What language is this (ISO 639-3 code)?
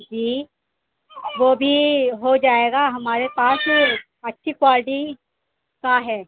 urd